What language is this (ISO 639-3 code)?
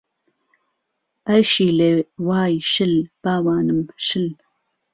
ckb